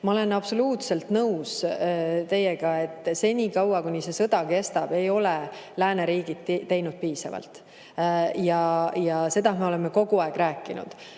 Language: Estonian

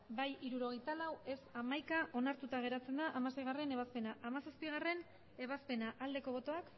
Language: Basque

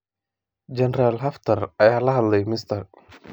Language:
Somali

